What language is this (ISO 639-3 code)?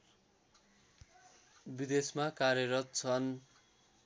nep